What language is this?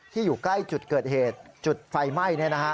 Thai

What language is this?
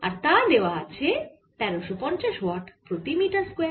Bangla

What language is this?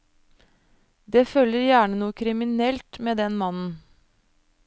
Norwegian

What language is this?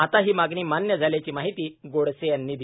Marathi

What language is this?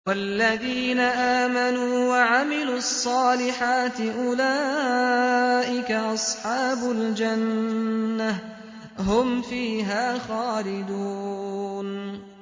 Arabic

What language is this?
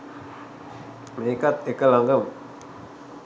Sinhala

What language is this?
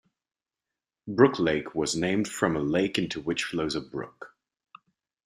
English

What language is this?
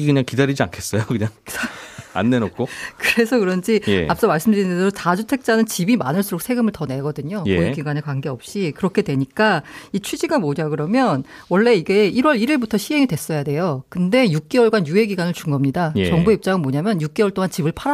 Korean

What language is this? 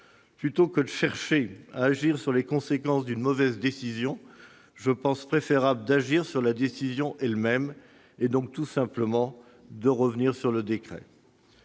French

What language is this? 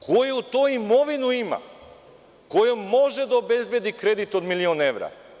Serbian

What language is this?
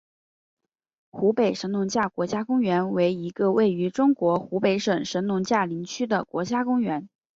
Chinese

